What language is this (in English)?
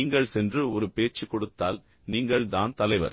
Tamil